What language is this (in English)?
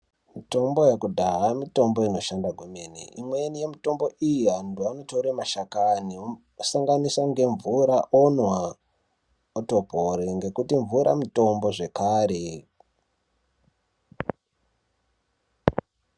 Ndau